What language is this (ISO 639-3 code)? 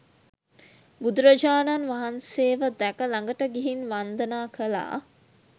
sin